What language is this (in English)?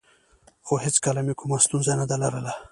Pashto